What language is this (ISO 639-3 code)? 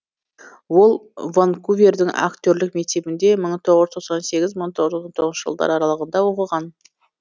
kaz